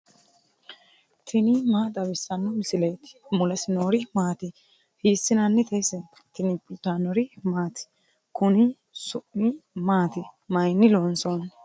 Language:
Sidamo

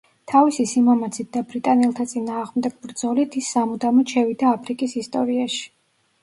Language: Georgian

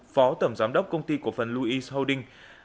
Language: Vietnamese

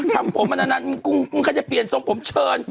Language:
Thai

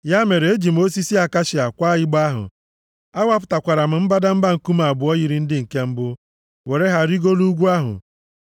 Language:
Igbo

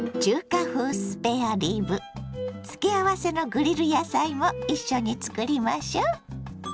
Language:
Japanese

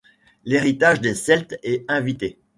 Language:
French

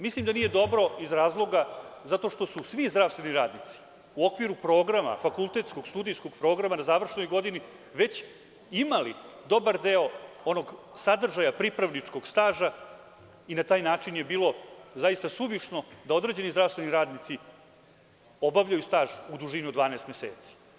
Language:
Serbian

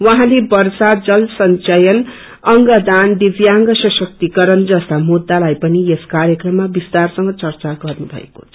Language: Nepali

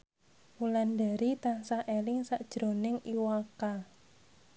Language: Javanese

